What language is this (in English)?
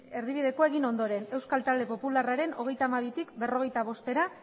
Basque